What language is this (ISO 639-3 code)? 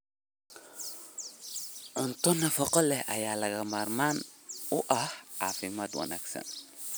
som